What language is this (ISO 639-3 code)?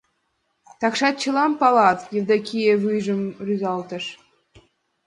chm